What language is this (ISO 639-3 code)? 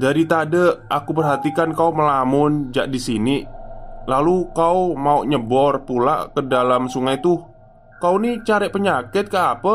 ind